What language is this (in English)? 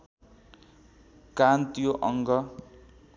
Nepali